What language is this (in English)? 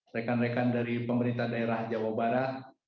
Indonesian